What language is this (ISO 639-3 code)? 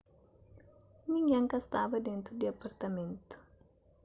kea